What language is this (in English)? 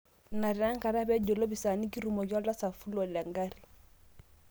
Masai